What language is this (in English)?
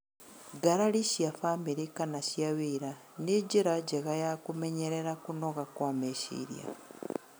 Kikuyu